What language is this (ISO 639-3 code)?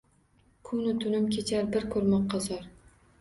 uzb